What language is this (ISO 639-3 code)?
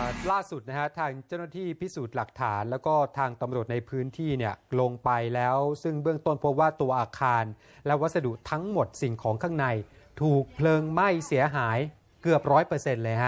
tha